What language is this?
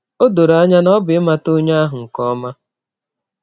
Igbo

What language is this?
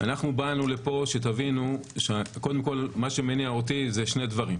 Hebrew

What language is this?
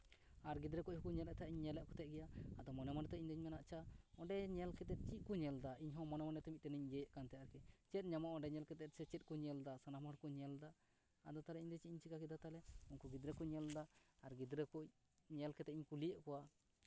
Santali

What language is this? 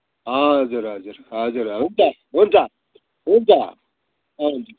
Nepali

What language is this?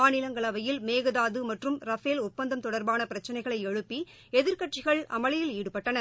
Tamil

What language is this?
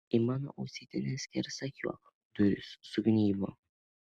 Lithuanian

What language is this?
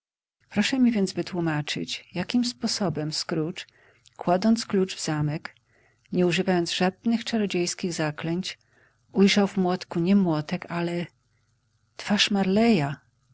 Polish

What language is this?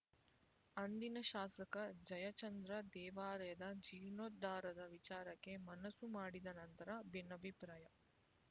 Kannada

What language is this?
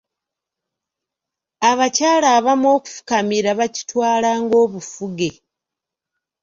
Ganda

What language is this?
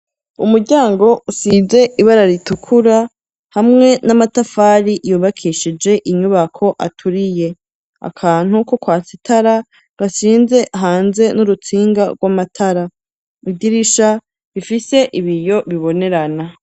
Rundi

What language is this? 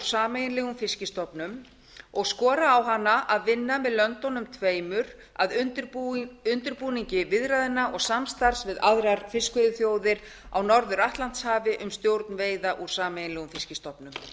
Icelandic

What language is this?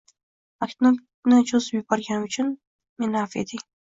Uzbek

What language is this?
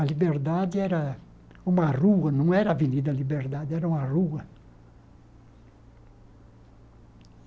Portuguese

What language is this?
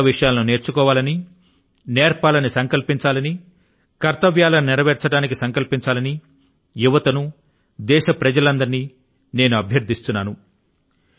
Telugu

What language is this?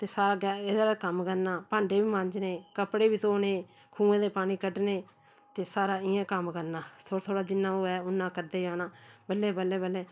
Dogri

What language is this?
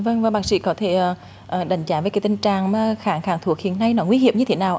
Vietnamese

